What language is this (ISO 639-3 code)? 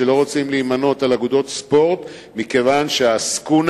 heb